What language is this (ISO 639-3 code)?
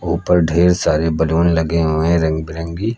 hin